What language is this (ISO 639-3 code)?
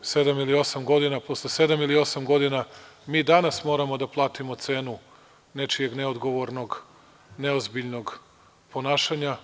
srp